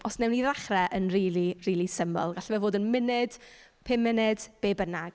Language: Welsh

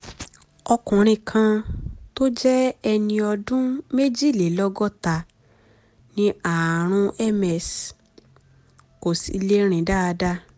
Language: Yoruba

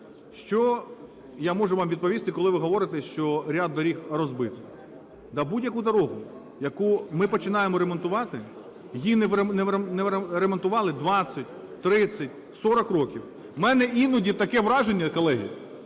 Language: Ukrainian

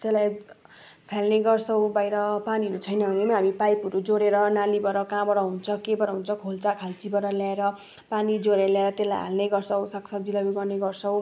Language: Nepali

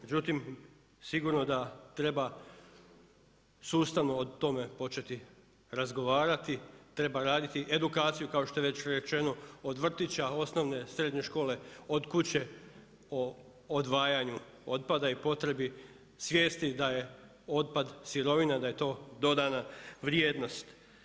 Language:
Croatian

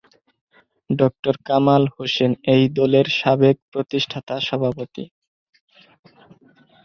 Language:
Bangla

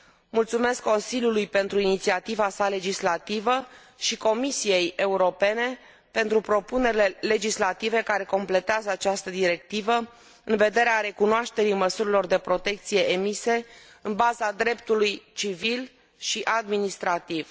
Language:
Romanian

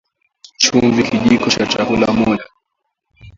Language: Swahili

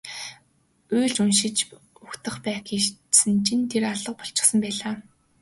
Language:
Mongolian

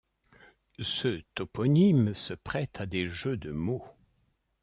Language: French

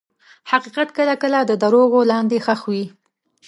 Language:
Pashto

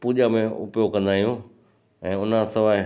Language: Sindhi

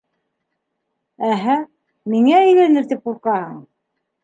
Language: Bashkir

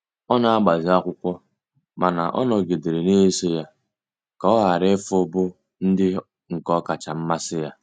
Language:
Igbo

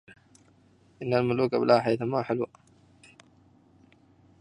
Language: Arabic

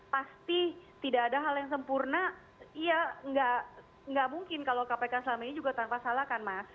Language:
Indonesian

